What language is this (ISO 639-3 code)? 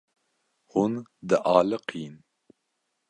kur